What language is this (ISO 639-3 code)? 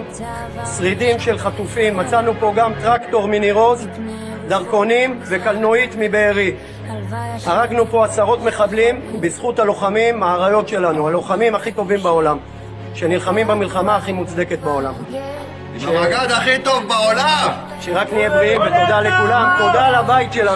heb